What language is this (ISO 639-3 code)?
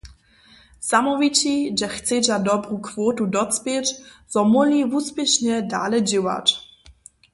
hsb